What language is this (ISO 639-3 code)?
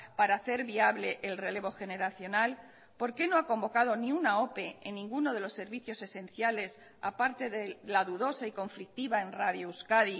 spa